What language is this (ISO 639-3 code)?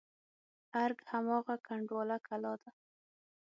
pus